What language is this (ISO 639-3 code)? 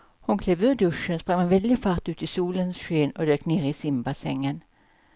swe